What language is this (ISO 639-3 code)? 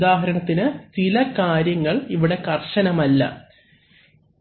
mal